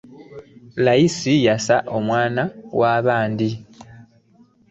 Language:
Ganda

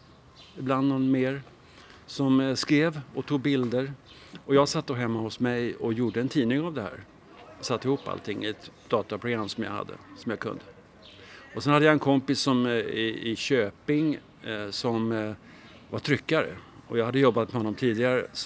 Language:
Swedish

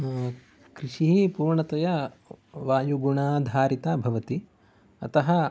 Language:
Sanskrit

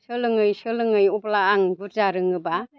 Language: Bodo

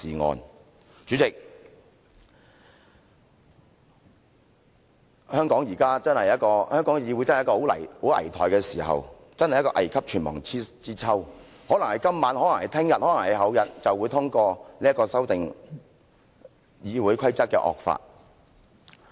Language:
Cantonese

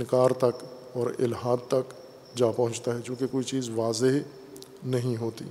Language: Urdu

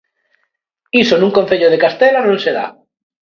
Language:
Galician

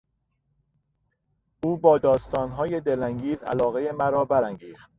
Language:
Persian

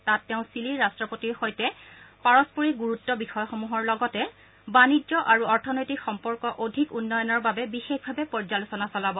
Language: Assamese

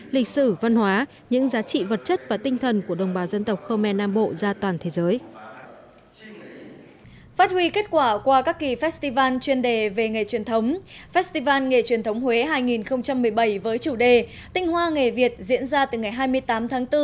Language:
Vietnamese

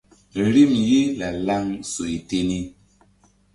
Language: Mbum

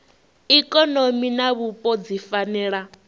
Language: Venda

